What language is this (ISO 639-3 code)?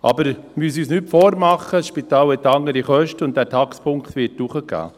gsw